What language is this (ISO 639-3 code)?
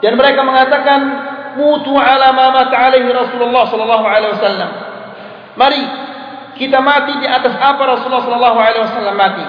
msa